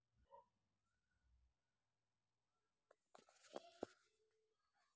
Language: Telugu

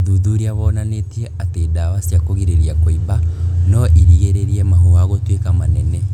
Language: Kikuyu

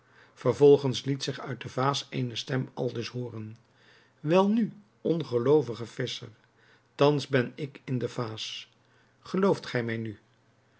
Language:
Dutch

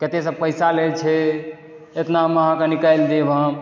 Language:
Maithili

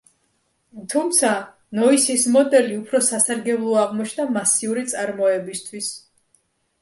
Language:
Georgian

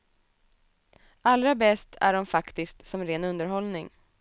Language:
Swedish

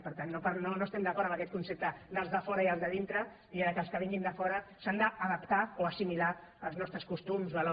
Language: Catalan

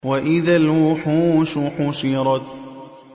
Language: Arabic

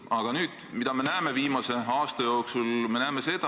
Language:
Estonian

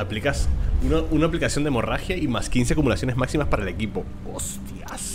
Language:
Spanish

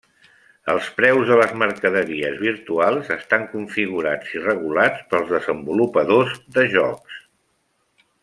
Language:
Catalan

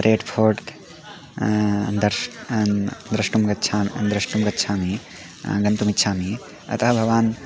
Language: Sanskrit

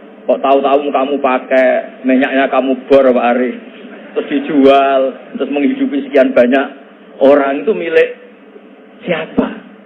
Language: Indonesian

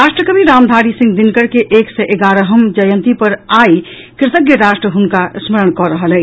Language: Maithili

